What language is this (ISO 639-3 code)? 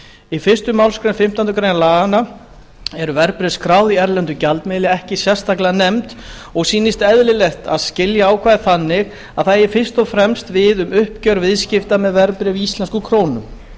isl